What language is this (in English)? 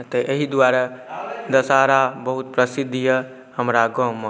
Maithili